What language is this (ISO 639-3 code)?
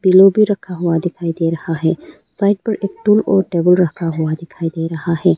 hin